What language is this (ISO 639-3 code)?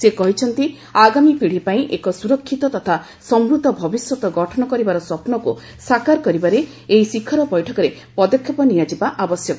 ori